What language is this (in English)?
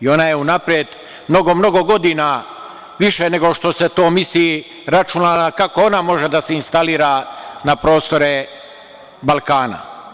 Serbian